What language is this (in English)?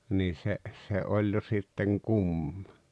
Finnish